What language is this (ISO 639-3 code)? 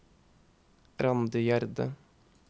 nor